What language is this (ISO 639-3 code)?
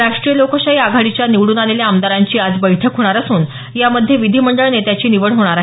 mar